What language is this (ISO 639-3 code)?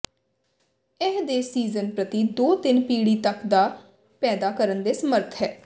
pan